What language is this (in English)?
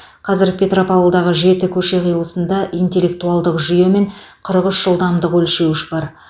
Kazakh